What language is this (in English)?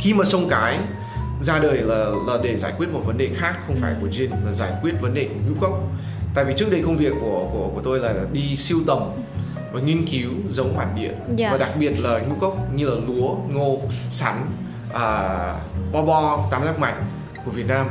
Vietnamese